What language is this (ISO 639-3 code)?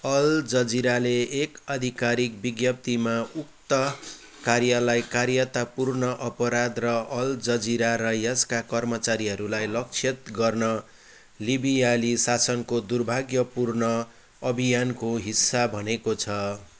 nep